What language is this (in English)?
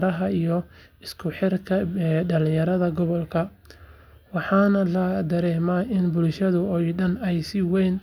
Somali